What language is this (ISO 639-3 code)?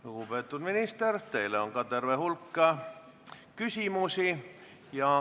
est